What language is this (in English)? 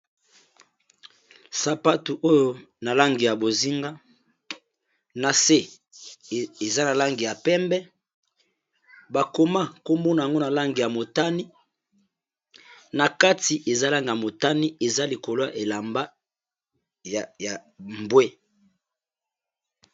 Lingala